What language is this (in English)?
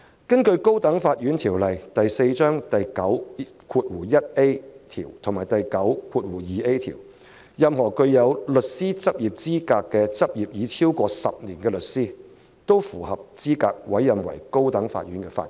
Cantonese